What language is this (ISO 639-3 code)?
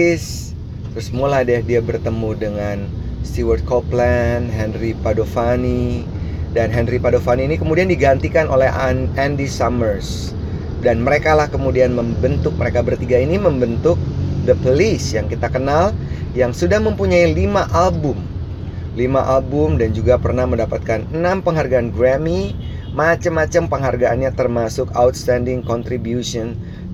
ind